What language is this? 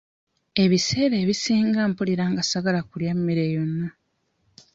Ganda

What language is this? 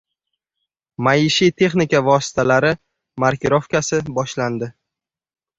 Uzbek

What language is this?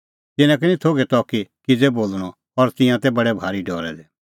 Kullu Pahari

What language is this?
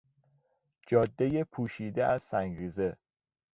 Persian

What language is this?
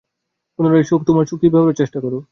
Bangla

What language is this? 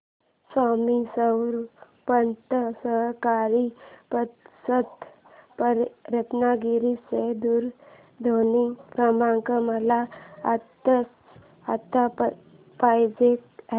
Marathi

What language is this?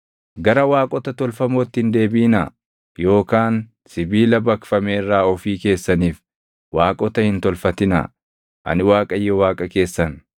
Oromo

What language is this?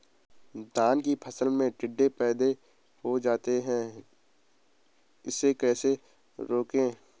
Hindi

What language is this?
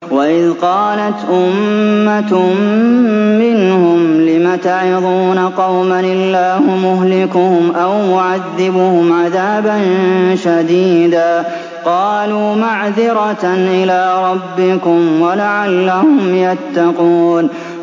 Arabic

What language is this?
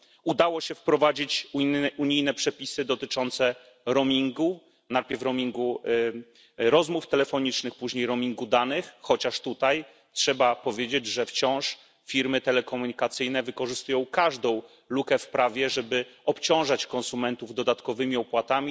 Polish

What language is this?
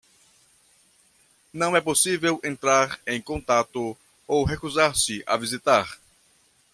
Portuguese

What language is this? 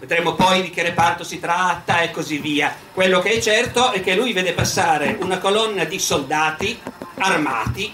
Italian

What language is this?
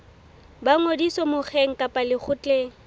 Southern Sotho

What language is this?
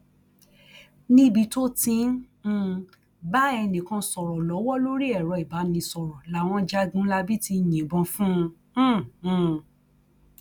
Yoruba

